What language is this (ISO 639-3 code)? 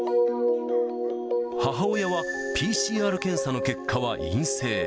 jpn